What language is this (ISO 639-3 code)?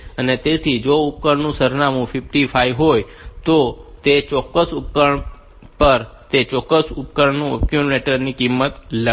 guj